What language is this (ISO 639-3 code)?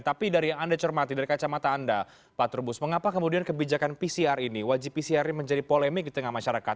ind